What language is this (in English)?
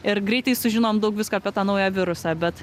Lithuanian